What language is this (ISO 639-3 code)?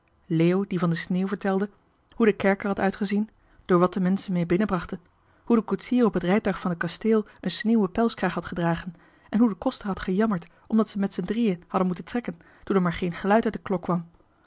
nld